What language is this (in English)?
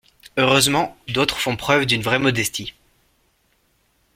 French